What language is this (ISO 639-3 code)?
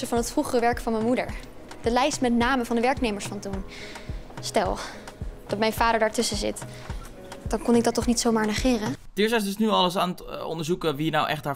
nld